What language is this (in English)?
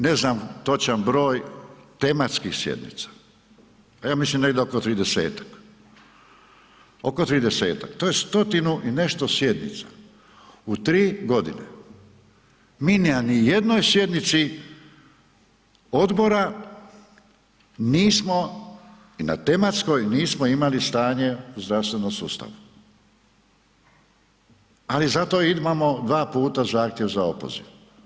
Croatian